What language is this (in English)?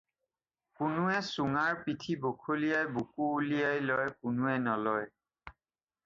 Assamese